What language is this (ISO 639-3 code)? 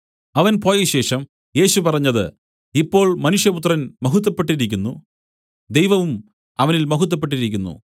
mal